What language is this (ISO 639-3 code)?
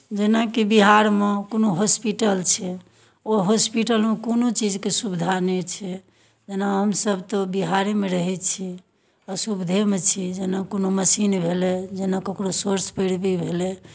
mai